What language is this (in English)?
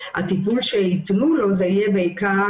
Hebrew